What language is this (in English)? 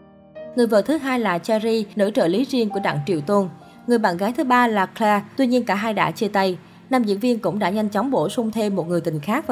Vietnamese